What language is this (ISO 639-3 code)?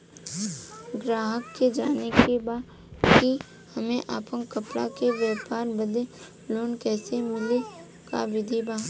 bho